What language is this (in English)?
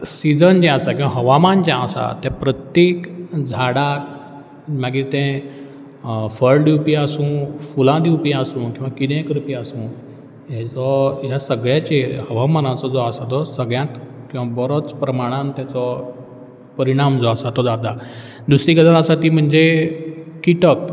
Konkani